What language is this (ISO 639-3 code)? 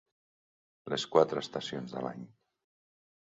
cat